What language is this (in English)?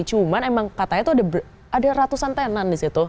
Indonesian